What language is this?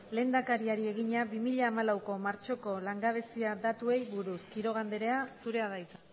Basque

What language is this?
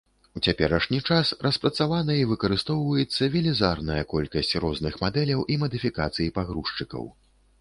Belarusian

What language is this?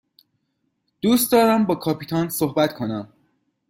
Persian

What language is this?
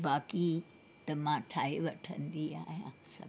Sindhi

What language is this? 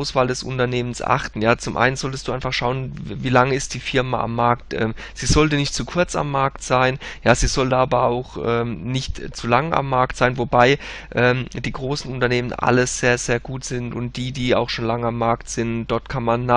German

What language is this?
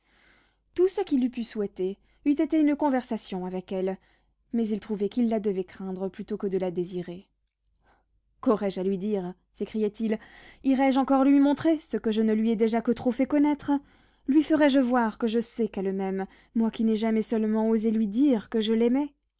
French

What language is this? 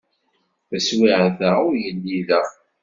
Kabyle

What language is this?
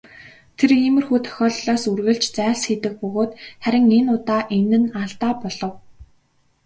Mongolian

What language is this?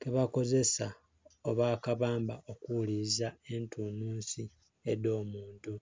Soga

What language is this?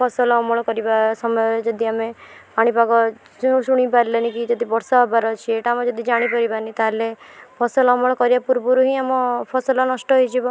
Odia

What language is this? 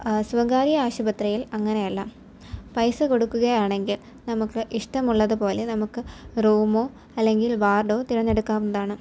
Malayalam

